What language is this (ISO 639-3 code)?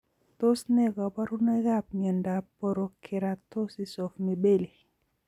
kln